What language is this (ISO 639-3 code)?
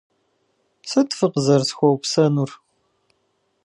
kbd